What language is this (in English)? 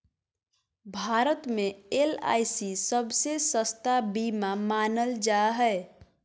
Magahi